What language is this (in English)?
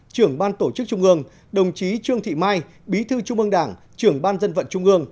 Vietnamese